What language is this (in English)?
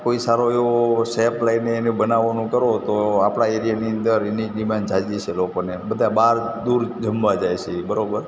Gujarati